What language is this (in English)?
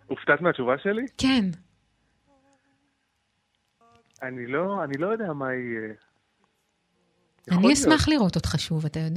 Hebrew